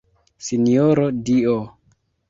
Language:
Esperanto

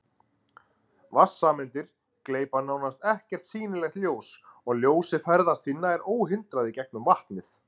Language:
Icelandic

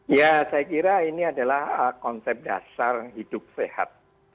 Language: Indonesian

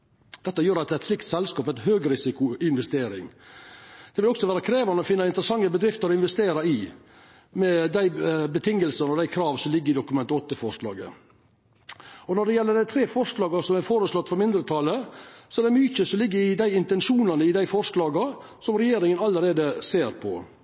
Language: Norwegian Nynorsk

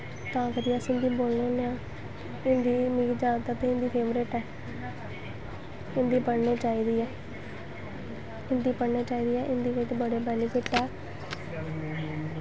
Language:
Dogri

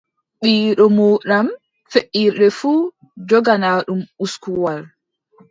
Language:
Adamawa Fulfulde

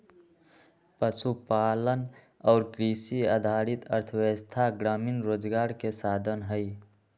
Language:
Magahi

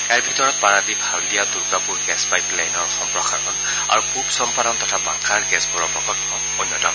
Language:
Assamese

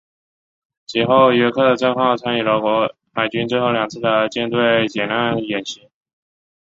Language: Chinese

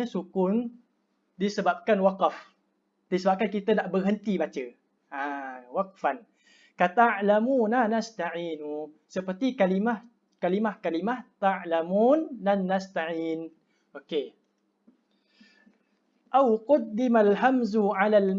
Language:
Malay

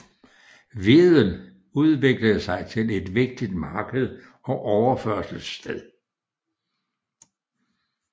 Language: Danish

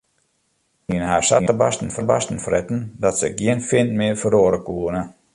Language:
Western Frisian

